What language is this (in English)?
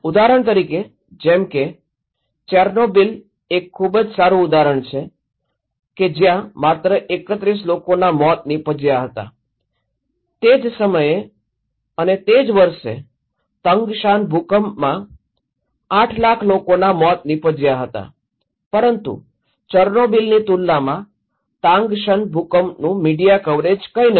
Gujarati